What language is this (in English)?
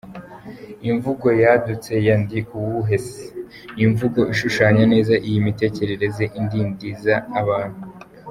Kinyarwanda